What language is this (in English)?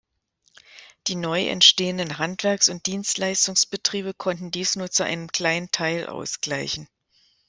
German